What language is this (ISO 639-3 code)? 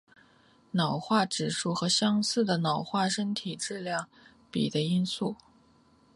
zho